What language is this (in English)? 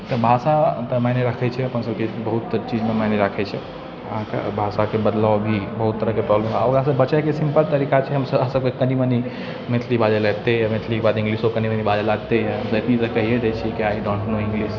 Maithili